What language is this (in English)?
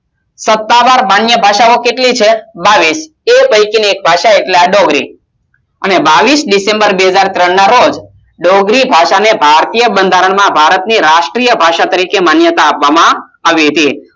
Gujarati